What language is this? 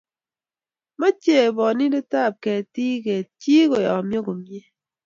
Kalenjin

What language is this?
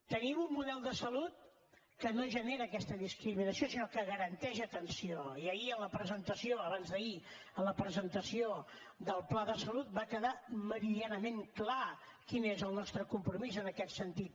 Catalan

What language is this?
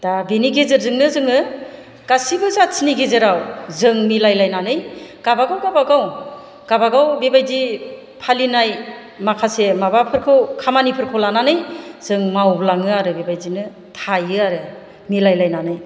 Bodo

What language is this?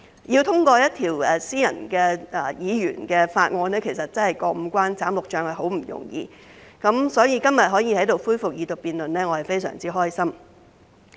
Cantonese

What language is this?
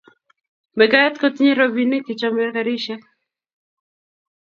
Kalenjin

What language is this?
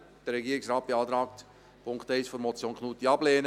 Swiss German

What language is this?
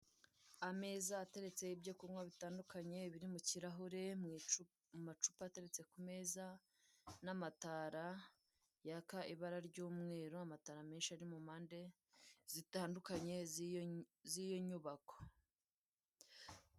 Kinyarwanda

